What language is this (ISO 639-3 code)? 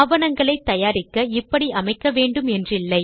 tam